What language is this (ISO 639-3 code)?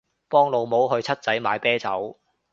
yue